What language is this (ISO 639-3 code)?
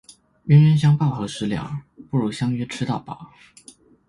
zho